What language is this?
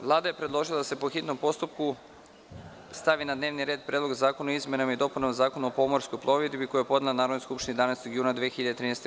Serbian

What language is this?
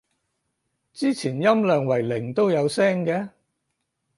Cantonese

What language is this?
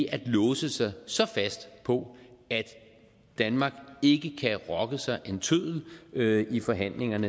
Danish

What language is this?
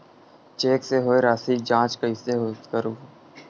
Chhattisgarhi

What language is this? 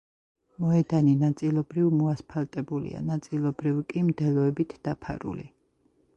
Georgian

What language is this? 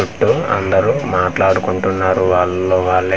Telugu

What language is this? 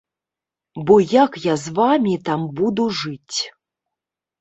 Belarusian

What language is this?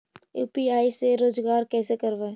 Magahi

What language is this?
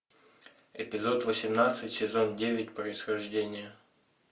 Russian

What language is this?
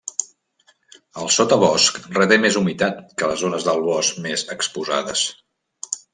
Catalan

